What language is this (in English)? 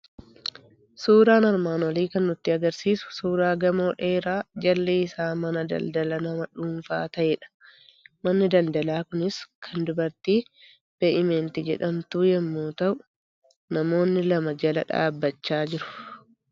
Oromo